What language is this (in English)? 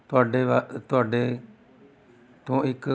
Punjabi